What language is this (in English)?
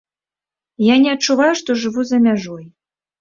Belarusian